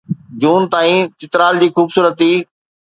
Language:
Sindhi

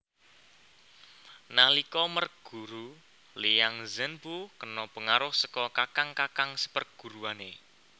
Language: Javanese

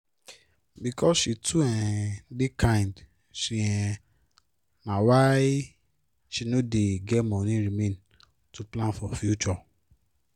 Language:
Nigerian Pidgin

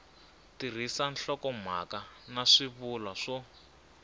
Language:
Tsonga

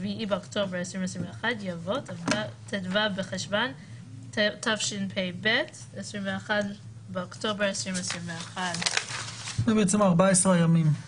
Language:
Hebrew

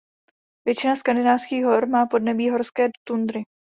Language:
Czech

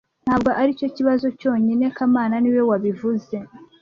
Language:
Kinyarwanda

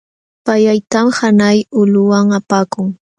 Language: Jauja Wanca Quechua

